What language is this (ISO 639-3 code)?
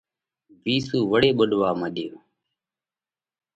kvx